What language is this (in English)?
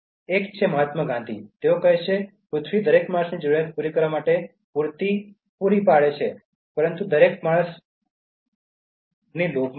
Gujarati